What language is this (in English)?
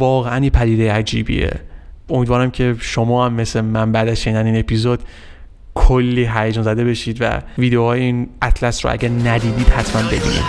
Persian